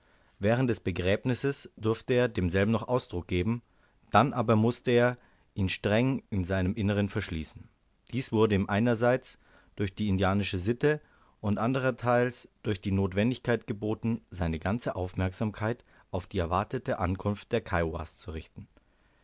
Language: German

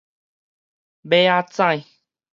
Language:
Min Nan Chinese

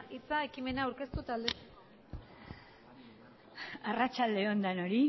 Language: Basque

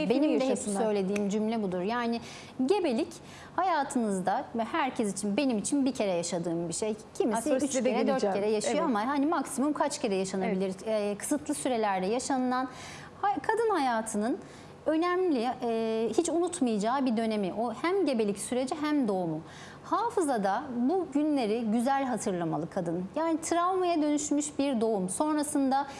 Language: Turkish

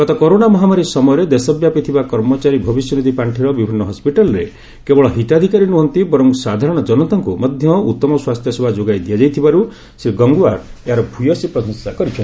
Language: Odia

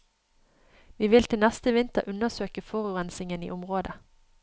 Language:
Norwegian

